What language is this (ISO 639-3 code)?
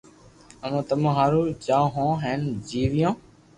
lrk